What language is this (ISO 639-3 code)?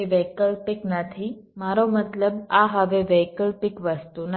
guj